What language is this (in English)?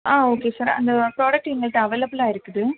Tamil